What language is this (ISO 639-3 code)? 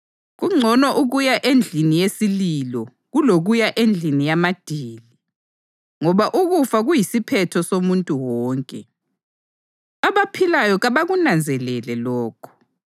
nde